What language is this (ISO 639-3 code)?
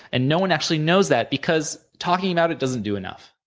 eng